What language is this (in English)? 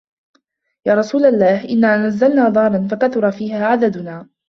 Arabic